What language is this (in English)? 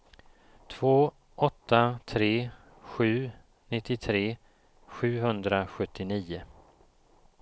Swedish